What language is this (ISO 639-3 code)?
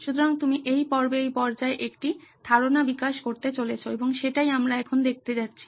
ben